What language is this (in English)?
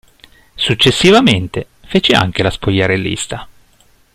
Italian